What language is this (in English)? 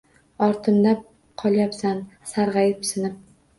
Uzbek